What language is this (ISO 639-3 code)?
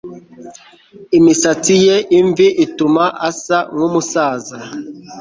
kin